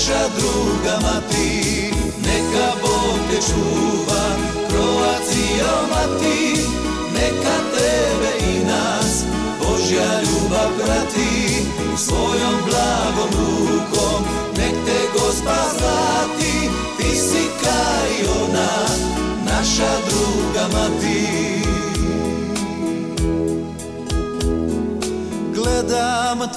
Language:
Romanian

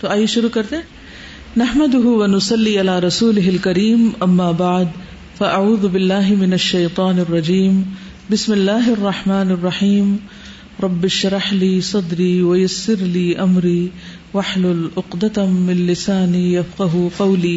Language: Urdu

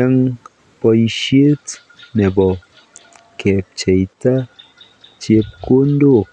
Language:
Kalenjin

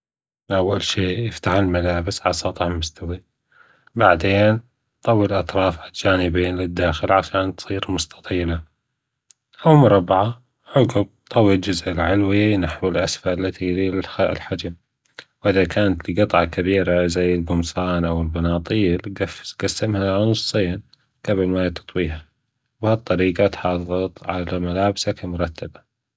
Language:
Gulf Arabic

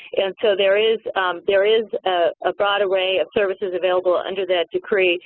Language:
English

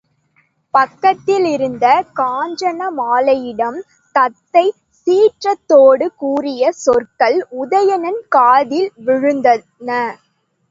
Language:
Tamil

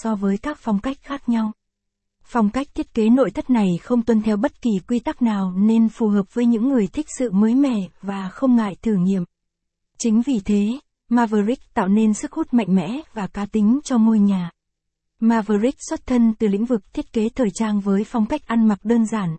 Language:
Vietnamese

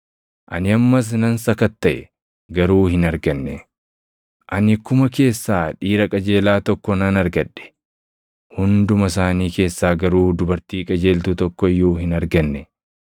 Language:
Oromo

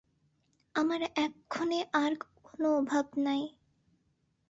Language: Bangla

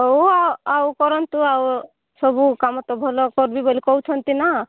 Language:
Odia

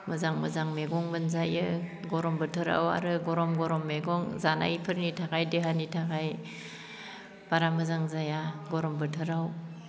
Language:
Bodo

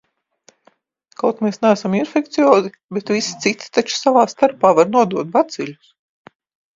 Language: Latvian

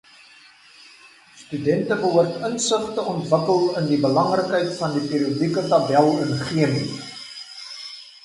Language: Afrikaans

